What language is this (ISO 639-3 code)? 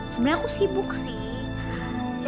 ind